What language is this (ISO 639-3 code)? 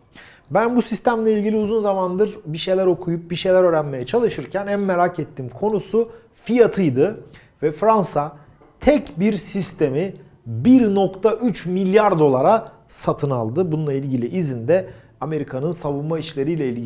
tur